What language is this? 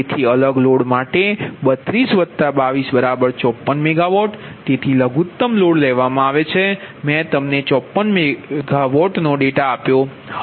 Gujarati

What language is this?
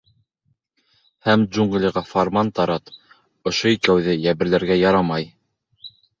Bashkir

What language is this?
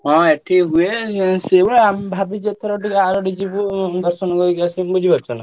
Odia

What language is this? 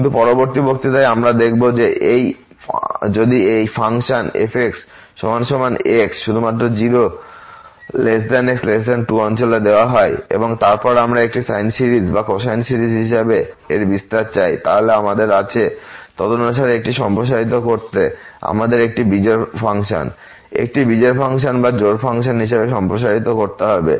Bangla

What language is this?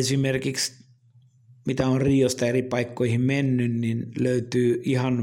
Finnish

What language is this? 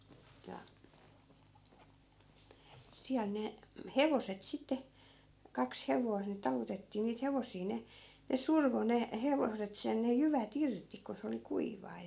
Finnish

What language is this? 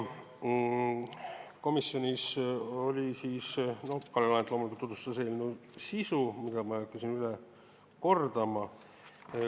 Estonian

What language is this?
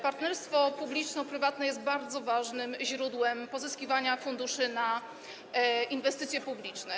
Polish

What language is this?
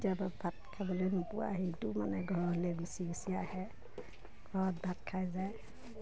Assamese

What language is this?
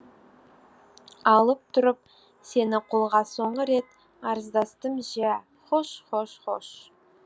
Kazakh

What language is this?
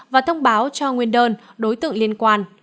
Vietnamese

